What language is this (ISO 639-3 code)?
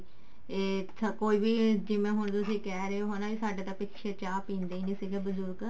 pan